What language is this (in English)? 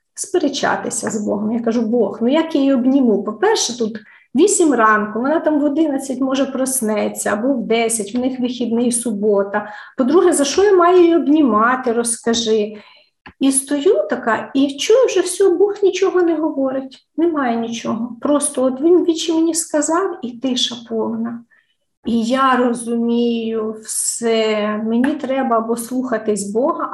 Ukrainian